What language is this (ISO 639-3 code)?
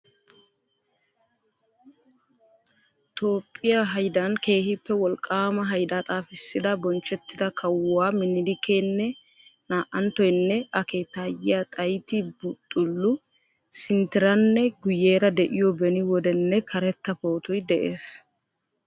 wal